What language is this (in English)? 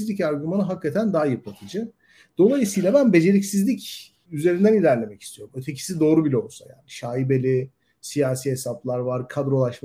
Turkish